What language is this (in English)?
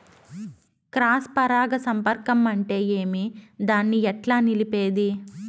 Telugu